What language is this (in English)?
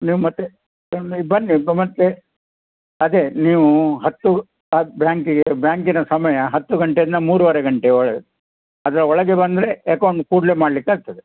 Kannada